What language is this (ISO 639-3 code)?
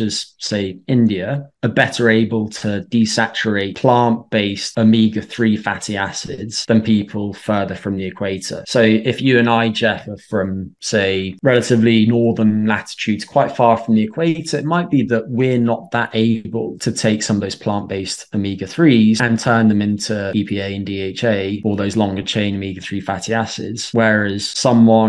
eng